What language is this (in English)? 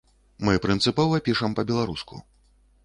Belarusian